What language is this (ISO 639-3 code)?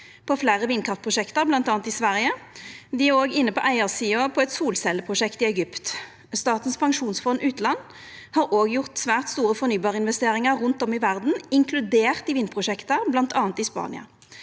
nor